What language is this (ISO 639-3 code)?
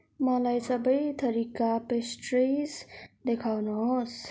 nep